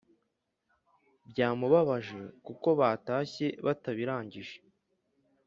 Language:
Kinyarwanda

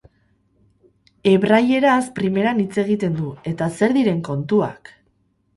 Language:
Basque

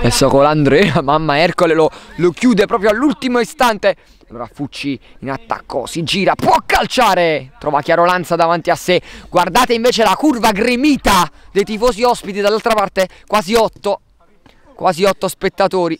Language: Italian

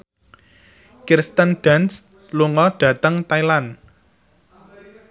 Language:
Javanese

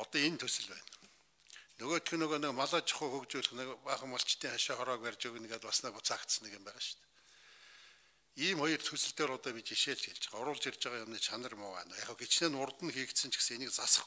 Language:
Turkish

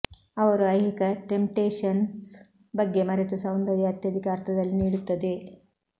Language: Kannada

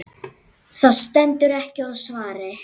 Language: Icelandic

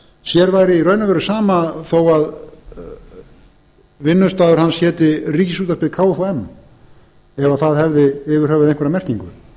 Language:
Icelandic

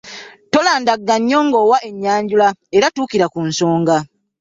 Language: Ganda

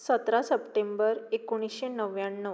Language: Konkani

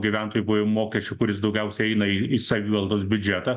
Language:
Lithuanian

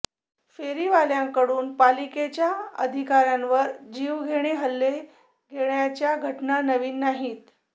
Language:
Marathi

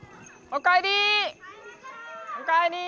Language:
Japanese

